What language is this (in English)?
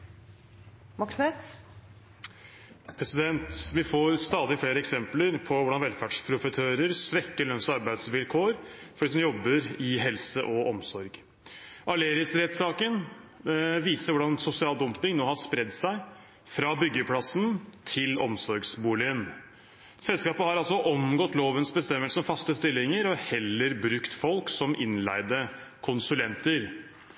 Norwegian Bokmål